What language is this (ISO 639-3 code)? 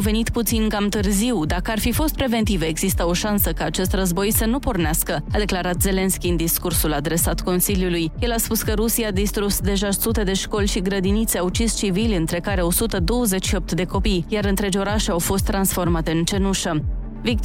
ron